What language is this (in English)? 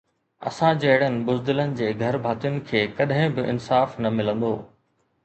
Sindhi